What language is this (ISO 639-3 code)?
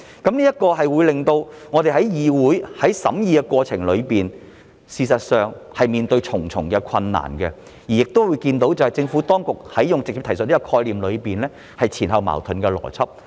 yue